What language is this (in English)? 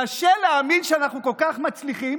Hebrew